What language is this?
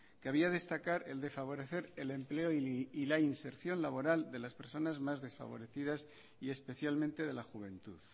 Spanish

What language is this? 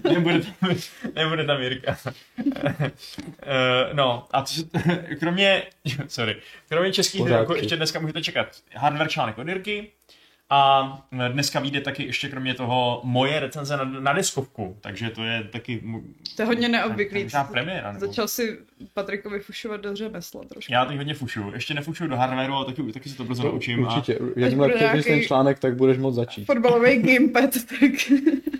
Czech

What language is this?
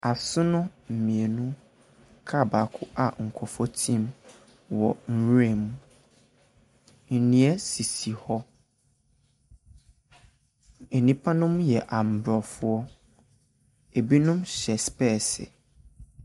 Akan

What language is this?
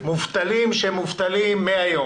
Hebrew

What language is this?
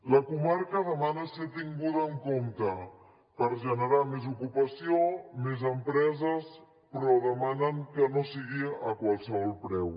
Catalan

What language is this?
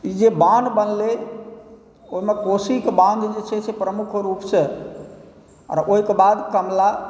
Maithili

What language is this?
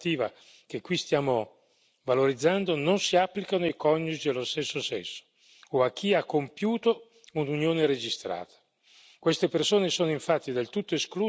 Italian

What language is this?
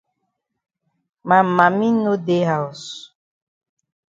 Cameroon Pidgin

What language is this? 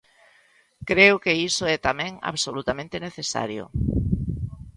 Galician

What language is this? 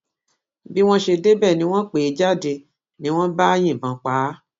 Yoruba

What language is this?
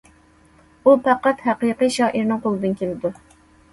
Uyghur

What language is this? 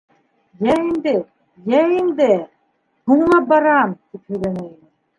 Bashkir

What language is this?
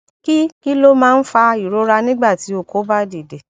Yoruba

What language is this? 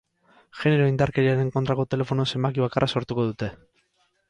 Basque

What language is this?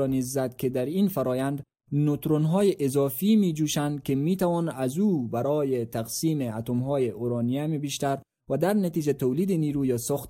Persian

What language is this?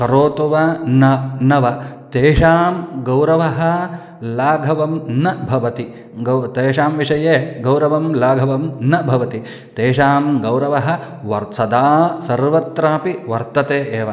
Sanskrit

